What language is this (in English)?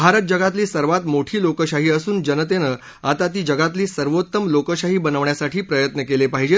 Marathi